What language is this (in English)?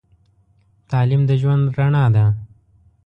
Pashto